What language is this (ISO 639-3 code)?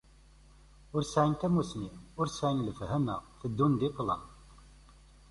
kab